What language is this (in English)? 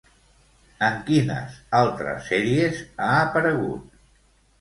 Catalan